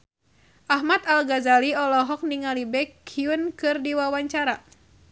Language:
Sundanese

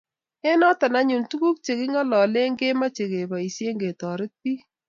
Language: Kalenjin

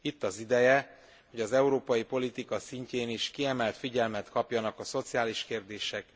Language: Hungarian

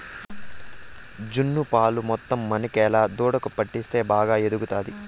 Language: Telugu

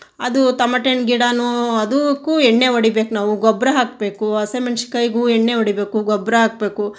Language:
Kannada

